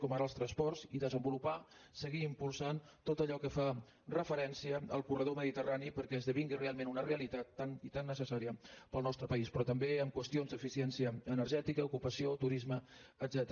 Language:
Catalan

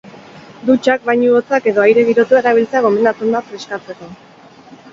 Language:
Basque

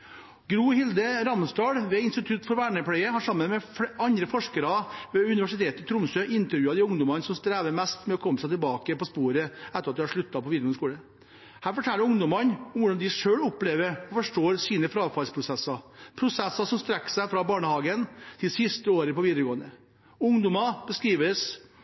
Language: Norwegian Bokmål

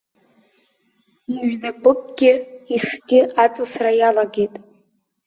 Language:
Abkhazian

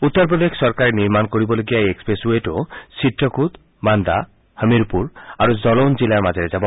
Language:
Assamese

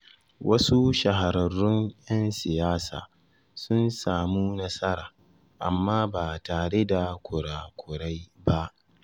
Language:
Hausa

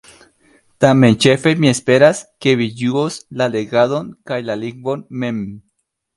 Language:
Esperanto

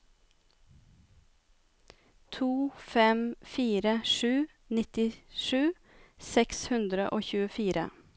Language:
Norwegian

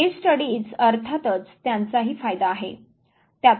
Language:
Marathi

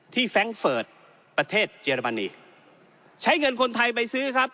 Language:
Thai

